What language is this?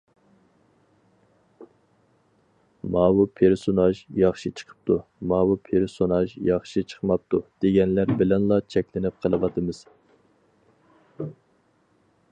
Uyghur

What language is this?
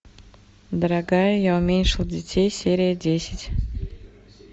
Russian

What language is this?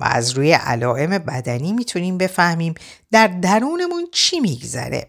Persian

